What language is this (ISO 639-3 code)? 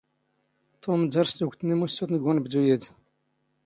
zgh